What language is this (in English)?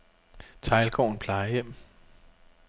Danish